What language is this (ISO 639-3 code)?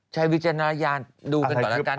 tha